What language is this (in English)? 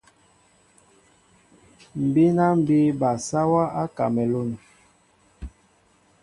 Mbo (Cameroon)